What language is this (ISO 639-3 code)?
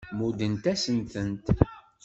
kab